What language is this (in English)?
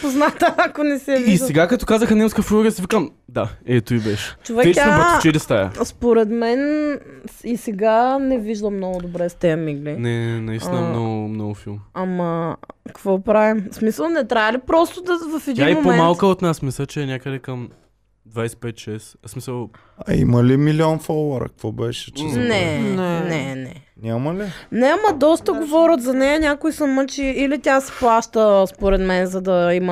Bulgarian